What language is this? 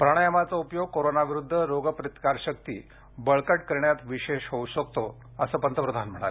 Marathi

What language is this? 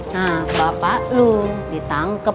Indonesian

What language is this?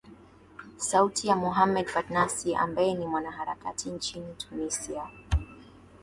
Swahili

